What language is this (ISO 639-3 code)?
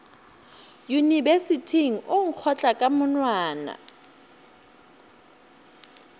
nso